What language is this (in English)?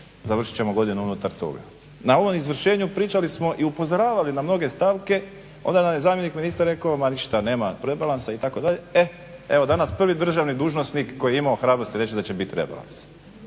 Croatian